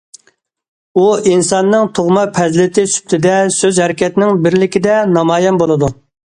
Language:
Uyghur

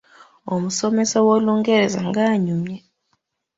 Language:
Ganda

